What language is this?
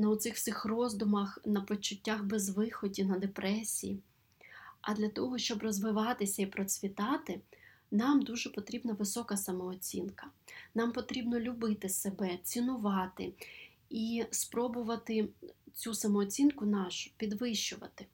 Ukrainian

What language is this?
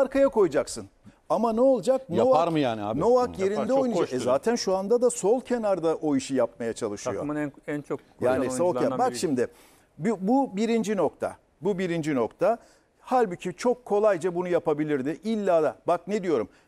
Turkish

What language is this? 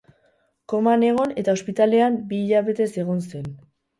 Basque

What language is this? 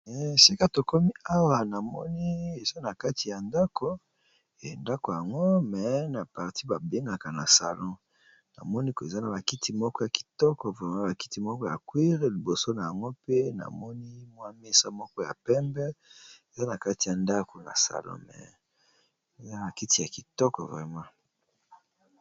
Lingala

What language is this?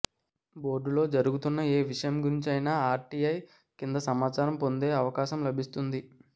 Telugu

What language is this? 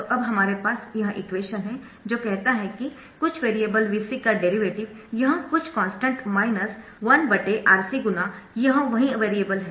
Hindi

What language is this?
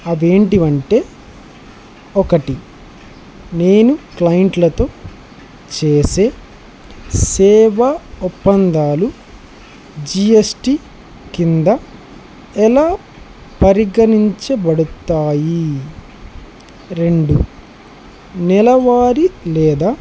Telugu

